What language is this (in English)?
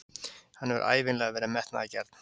Icelandic